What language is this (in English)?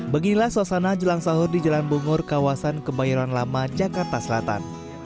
Indonesian